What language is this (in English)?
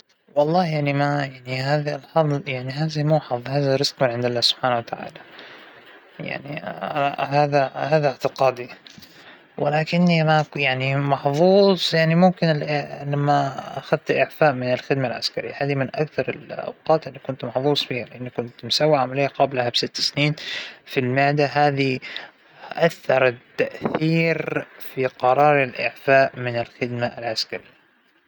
Hijazi Arabic